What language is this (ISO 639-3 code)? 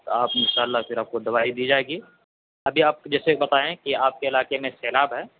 urd